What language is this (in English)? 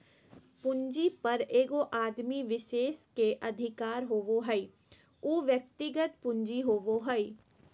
Magahi